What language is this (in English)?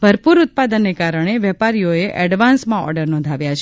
Gujarati